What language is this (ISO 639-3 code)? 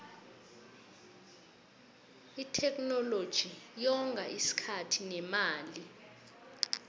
nbl